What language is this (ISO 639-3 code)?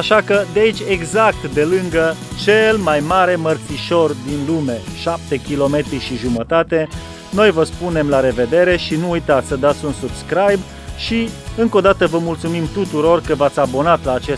ron